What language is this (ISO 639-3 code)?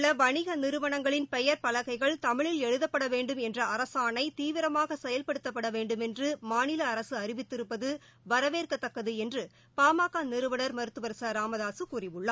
tam